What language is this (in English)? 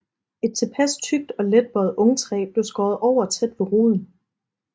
Danish